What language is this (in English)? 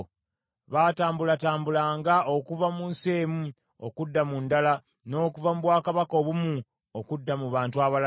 Ganda